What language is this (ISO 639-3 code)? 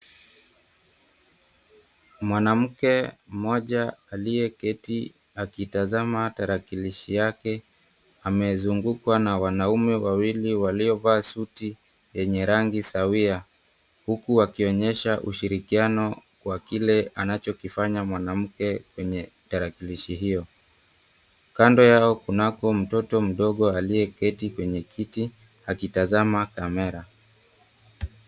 swa